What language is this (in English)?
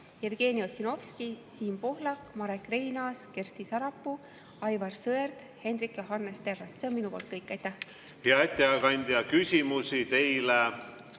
Estonian